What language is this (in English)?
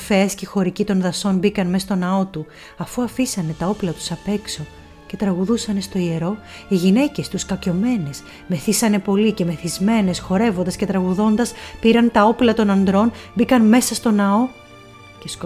Greek